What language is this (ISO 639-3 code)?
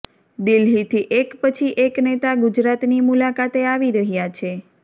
guj